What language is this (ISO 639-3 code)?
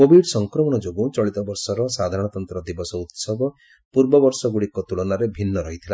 ori